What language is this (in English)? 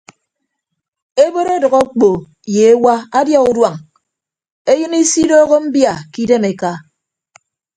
Ibibio